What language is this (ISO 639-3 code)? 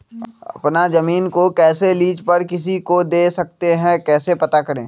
mag